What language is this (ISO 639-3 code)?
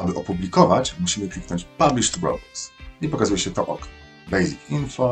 pol